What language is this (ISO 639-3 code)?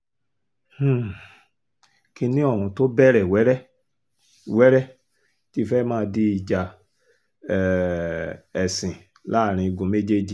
yor